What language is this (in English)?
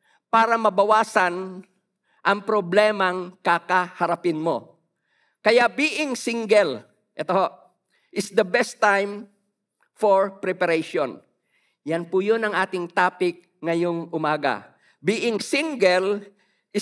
Filipino